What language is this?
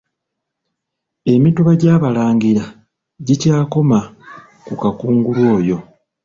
Ganda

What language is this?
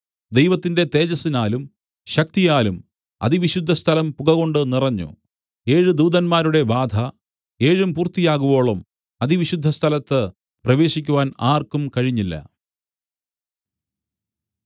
Malayalam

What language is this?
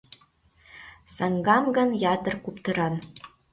Mari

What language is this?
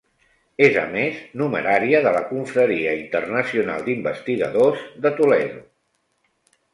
Catalan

